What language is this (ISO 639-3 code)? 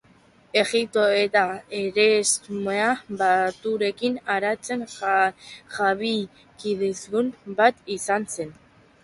eus